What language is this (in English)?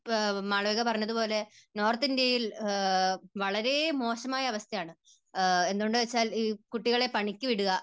Malayalam